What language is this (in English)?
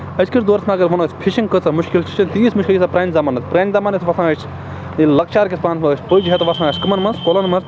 Kashmiri